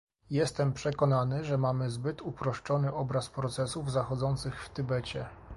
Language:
Polish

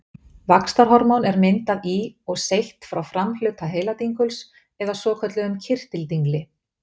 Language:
Icelandic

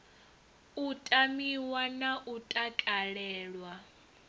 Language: Venda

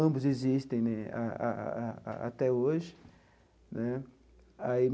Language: Portuguese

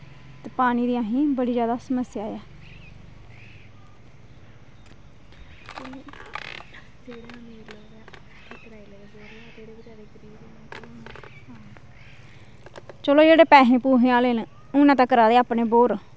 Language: Dogri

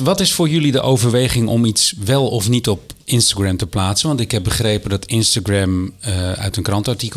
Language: Dutch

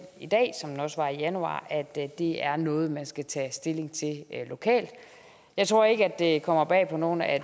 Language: Danish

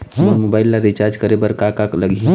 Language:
Chhattisgarhi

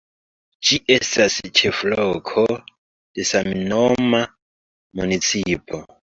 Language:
Esperanto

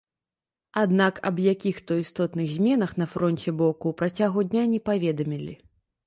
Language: Belarusian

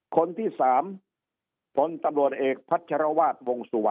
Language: Thai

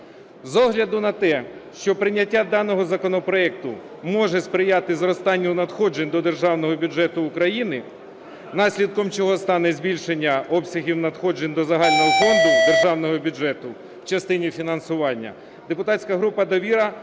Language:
Ukrainian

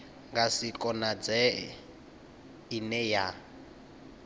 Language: Venda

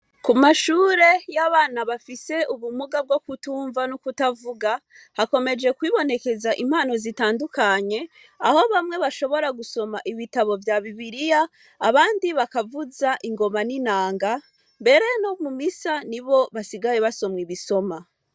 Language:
Rundi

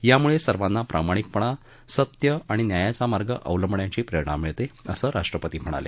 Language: Marathi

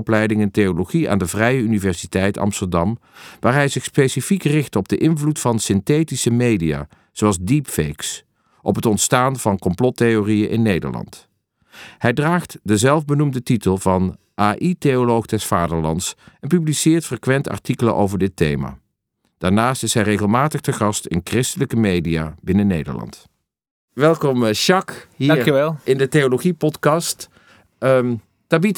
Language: Dutch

